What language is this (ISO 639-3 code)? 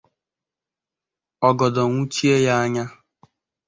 ibo